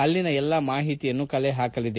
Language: Kannada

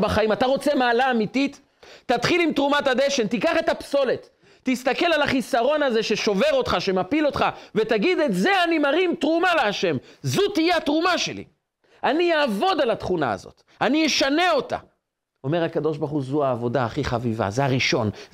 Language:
Hebrew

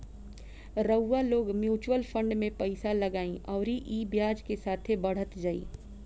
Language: Bhojpuri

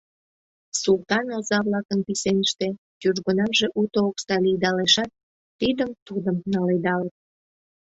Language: Mari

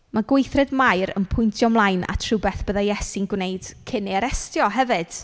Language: Welsh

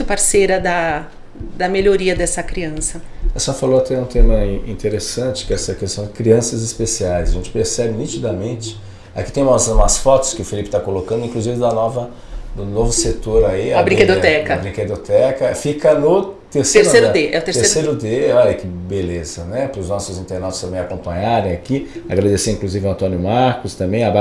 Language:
Portuguese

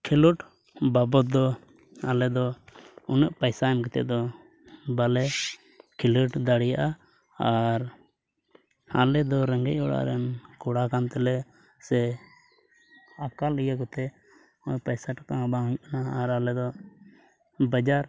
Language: Santali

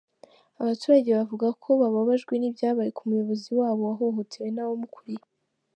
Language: Kinyarwanda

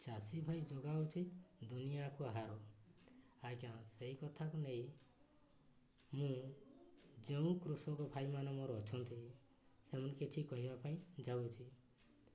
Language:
Odia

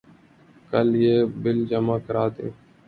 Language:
Urdu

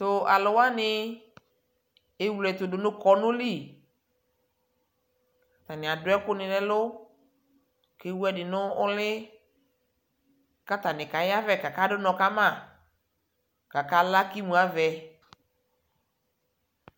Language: Ikposo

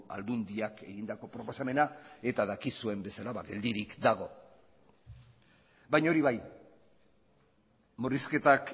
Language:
Basque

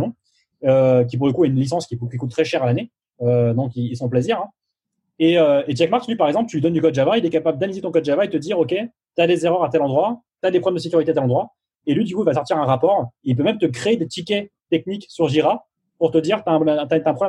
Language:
French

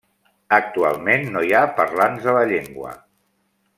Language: Catalan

